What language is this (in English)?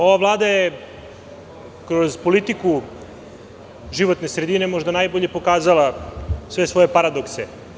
Serbian